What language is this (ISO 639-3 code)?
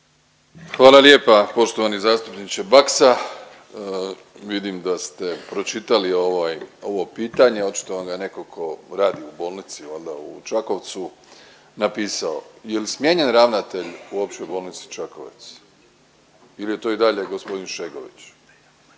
hrv